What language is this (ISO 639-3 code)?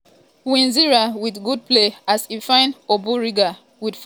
pcm